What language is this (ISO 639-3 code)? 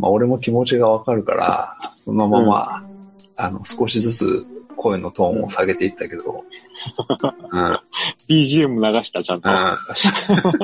jpn